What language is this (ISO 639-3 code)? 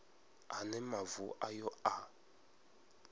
ven